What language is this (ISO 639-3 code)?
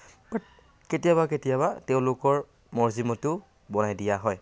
asm